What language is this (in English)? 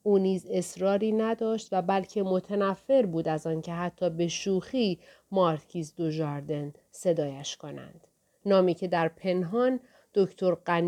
Persian